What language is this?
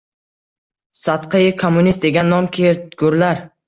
Uzbek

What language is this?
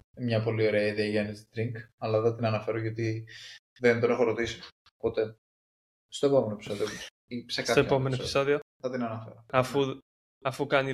Greek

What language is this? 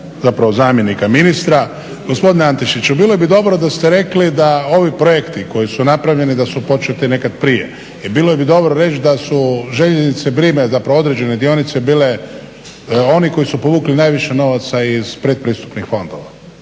Croatian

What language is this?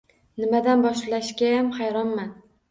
Uzbek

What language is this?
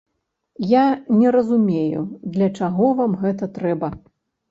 Belarusian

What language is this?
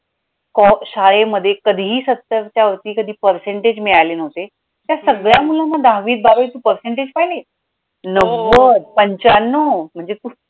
Marathi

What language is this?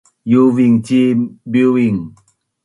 Bunun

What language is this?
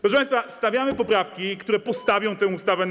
Polish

